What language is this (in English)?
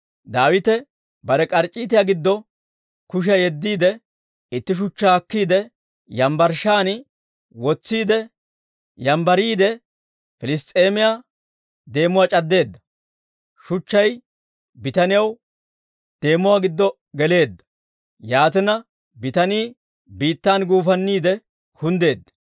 Dawro